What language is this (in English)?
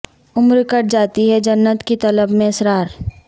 Urdu